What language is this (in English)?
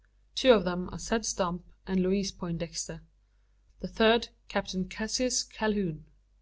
English